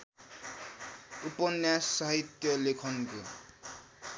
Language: Nepali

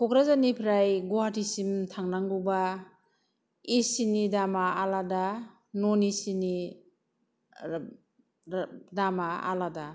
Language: Bodo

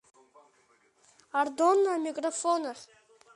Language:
Abkhazian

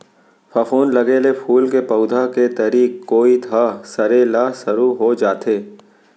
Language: Chhattisgarhi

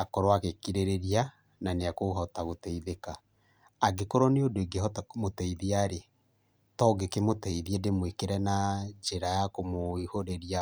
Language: Kikuyu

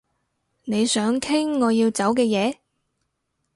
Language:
Cantonese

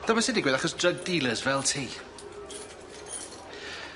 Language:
Welsh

